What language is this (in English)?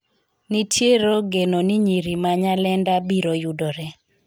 Luo (Kenya and Tanzania)